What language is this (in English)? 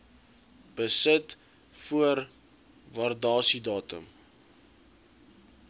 Afrikaans